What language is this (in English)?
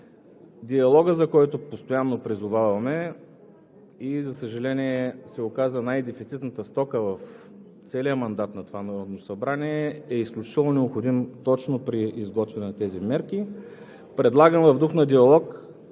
Bulgarian